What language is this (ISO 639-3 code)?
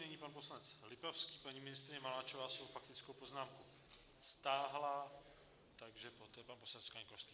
ces